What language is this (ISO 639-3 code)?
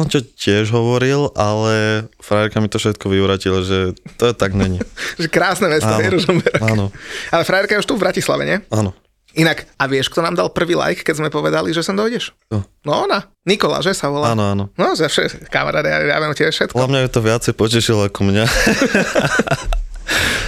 slk